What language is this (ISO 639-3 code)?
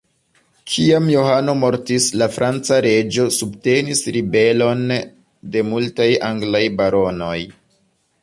epo